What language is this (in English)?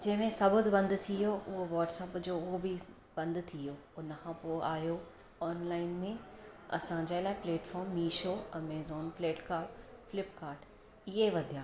Sindhi